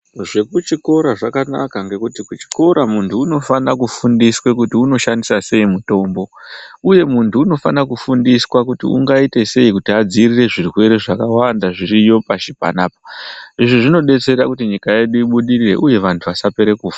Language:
Ndau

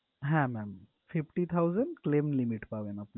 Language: Bangla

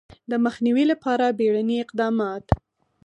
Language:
Pashto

